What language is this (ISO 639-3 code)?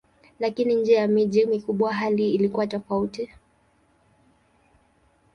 swa